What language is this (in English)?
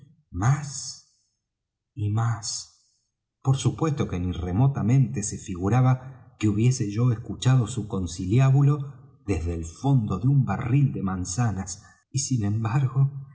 Spanish